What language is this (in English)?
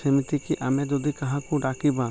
Odia